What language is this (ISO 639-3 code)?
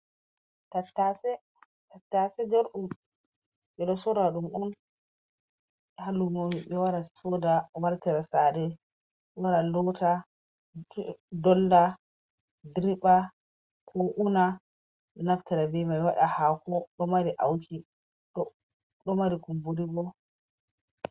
ful